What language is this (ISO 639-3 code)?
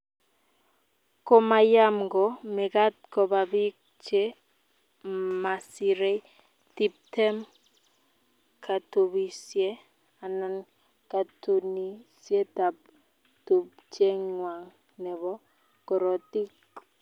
kln